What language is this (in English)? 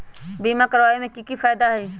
Magahi